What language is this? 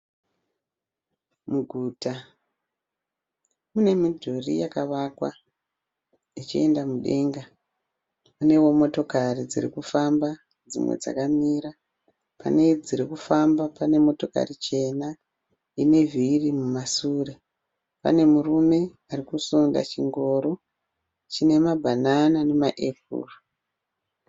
Shona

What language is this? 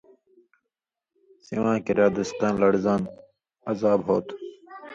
Indus Kohistani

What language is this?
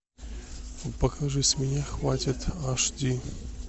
Russian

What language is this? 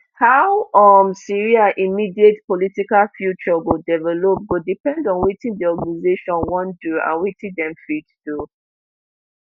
Nigerian Pidgin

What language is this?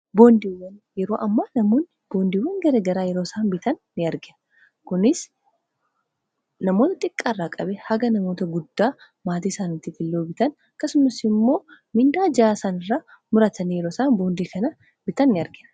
Oromo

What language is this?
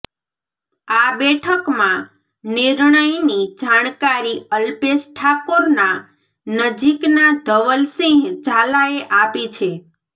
Gujarati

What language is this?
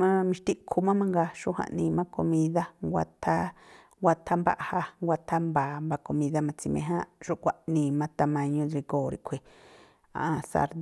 Tlacoapa Me'phaa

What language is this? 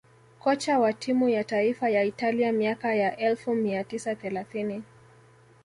Swahili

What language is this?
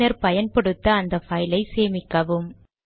Tamil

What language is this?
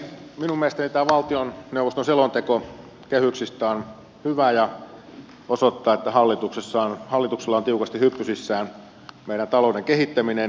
Finnish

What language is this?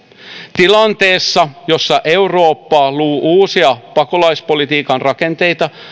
Finnish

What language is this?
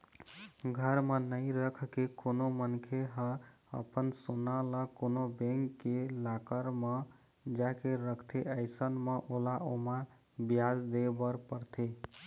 Chhattisgarhi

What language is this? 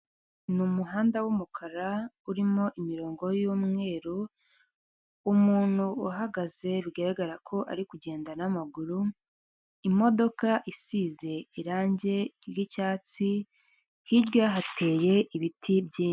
Kinyarwanda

